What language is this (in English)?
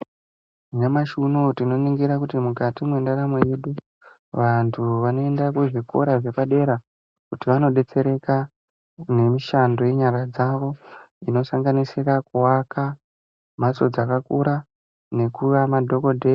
Ndau